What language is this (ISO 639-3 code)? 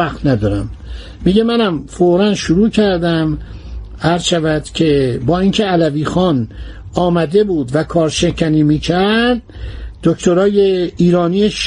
fas